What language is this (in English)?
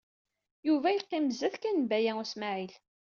Kabyle